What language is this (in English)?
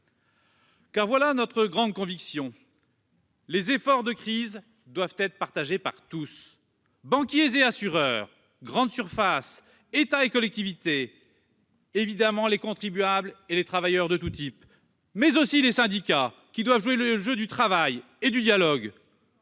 French